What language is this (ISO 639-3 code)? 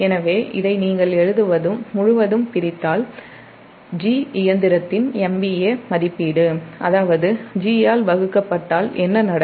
tam